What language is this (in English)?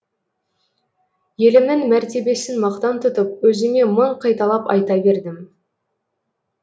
Kazakh